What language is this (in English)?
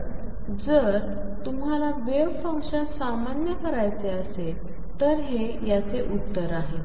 Marathi